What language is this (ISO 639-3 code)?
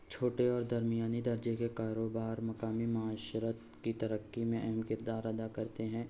urd